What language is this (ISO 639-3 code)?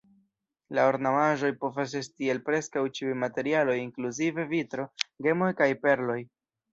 epo